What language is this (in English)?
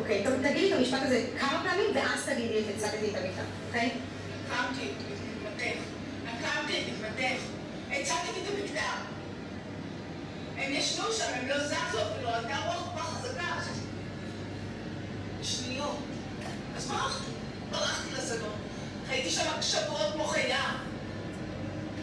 Hebrew